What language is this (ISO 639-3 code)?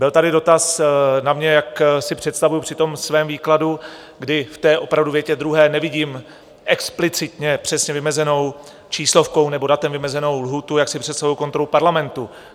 ces